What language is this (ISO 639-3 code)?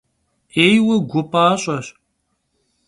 kbd